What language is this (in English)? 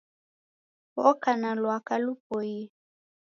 Taita